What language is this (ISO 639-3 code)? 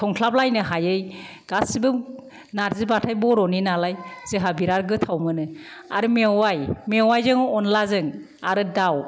brx